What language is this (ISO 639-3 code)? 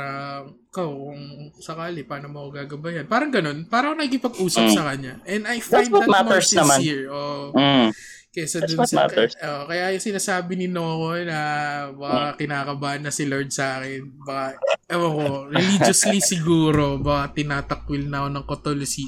fil